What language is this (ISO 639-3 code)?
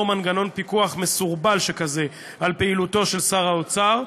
heb